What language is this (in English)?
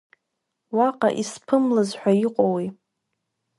Abkhazian